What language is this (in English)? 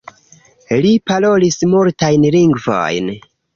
Esperanto